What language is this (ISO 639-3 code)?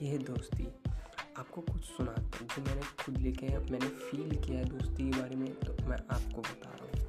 hin